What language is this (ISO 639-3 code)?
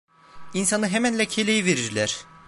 tur